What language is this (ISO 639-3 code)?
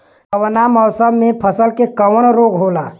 bho